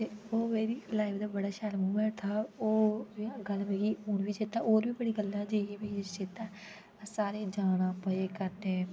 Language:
Dogri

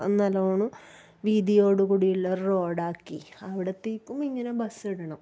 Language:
Malayalam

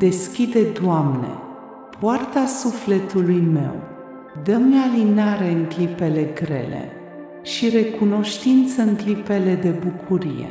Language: Romanian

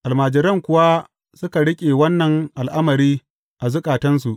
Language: Hausa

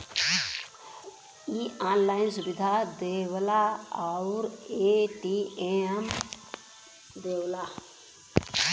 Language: Bhojpuri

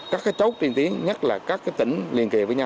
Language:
Vietnamese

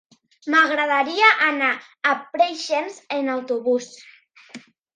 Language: Catalan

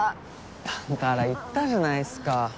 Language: Japanese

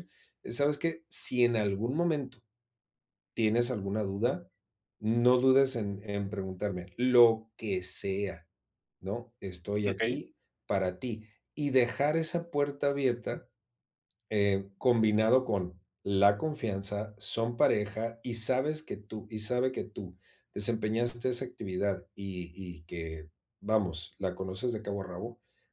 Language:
Spanish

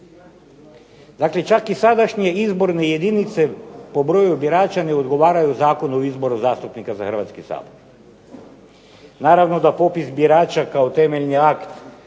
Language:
Croatian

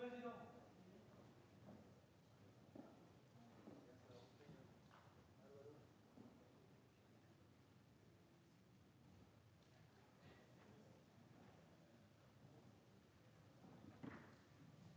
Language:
French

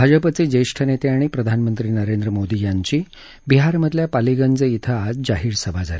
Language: Marathi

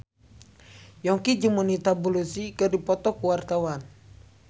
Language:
Sundanese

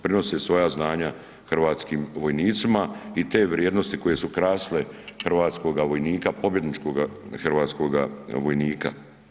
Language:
Croatian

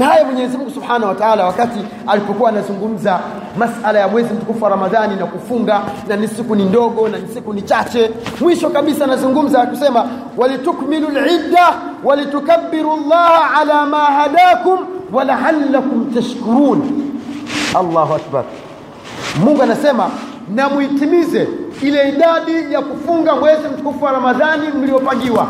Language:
Swahili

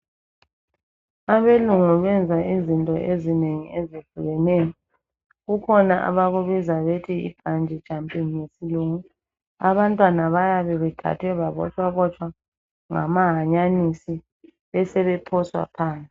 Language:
North Ndebele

